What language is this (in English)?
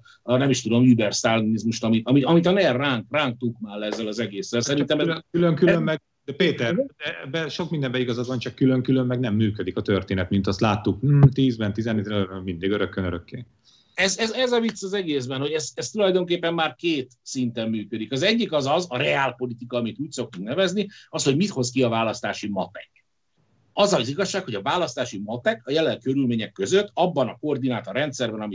Hungarian